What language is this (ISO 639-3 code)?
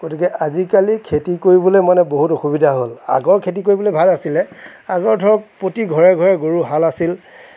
asm